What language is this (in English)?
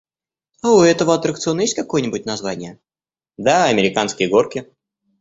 Russian